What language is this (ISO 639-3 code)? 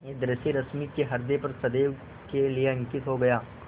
hin